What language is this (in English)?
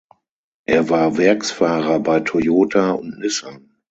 German